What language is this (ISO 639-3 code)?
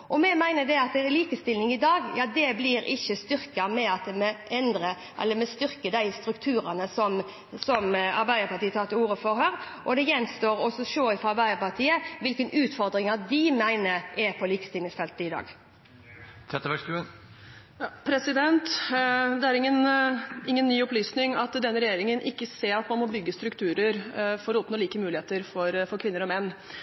nob